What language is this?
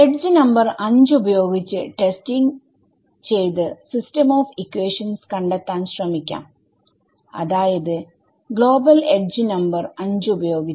Malayalam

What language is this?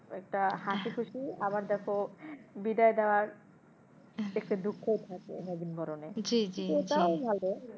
Bangla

